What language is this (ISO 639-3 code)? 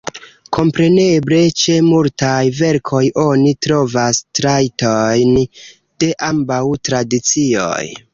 epo